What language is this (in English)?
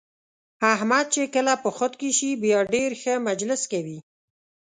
Pashto